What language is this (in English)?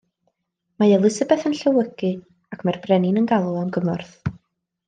Welsh